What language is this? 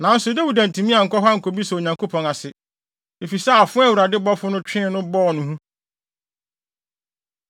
Akan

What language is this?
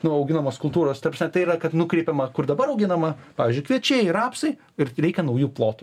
Lithuanian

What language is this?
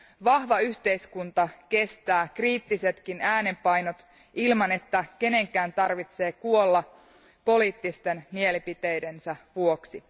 Finnish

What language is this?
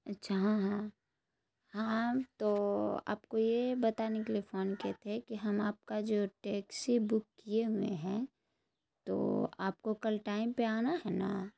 Urdu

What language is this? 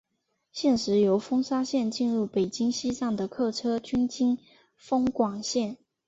Chinese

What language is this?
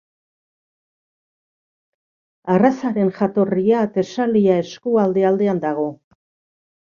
Basque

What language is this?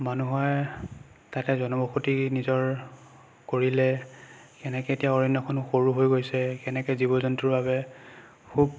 Assamese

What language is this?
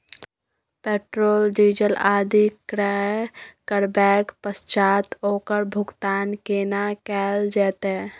Maithili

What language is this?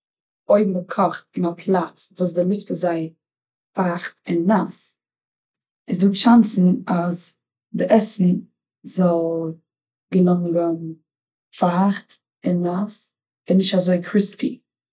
Yiddish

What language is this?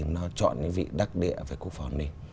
Vietnamese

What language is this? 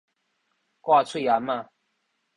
Min Nan Chinese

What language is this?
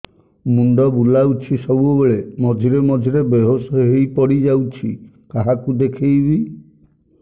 Odia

